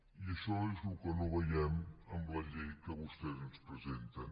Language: Catalan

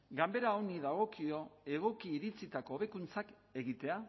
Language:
Basque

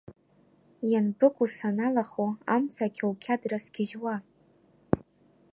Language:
Abkhazian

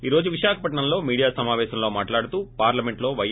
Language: Telugu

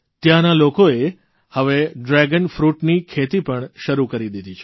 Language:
Gujarati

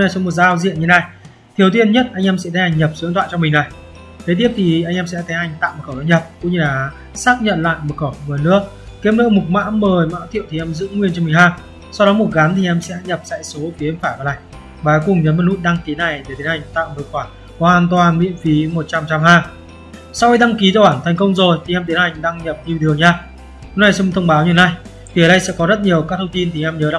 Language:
Vietnamese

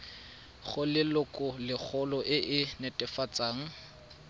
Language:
Tswana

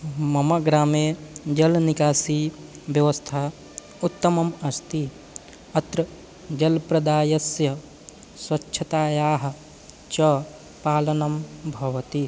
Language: Sanskrit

